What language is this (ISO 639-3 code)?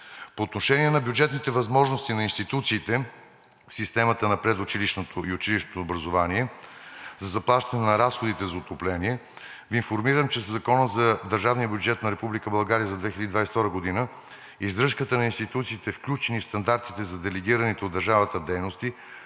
bul